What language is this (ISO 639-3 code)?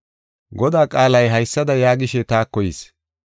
gof